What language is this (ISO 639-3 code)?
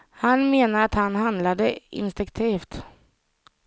swe